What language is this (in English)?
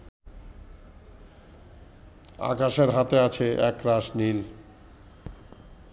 Bangla